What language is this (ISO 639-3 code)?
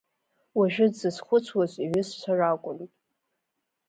abk